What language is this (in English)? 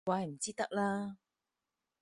Cantonese